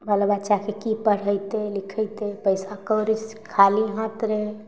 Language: Maithili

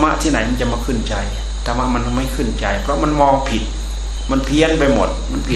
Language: Thai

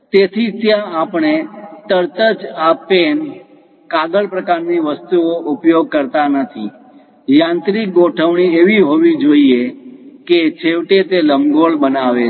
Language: Gujarati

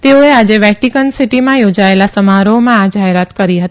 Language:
Gujarati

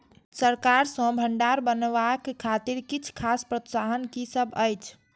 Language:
Maithili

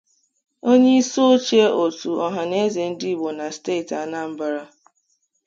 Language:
Igbo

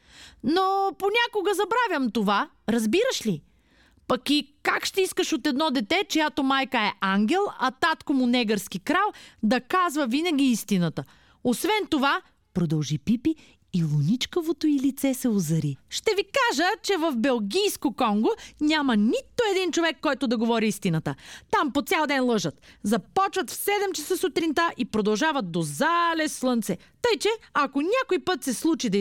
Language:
Bulgarian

